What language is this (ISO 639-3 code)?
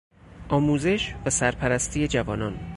fas